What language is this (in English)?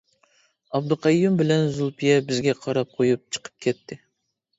Uyghur